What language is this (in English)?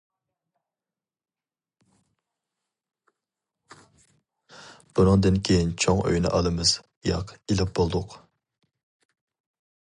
Uyghur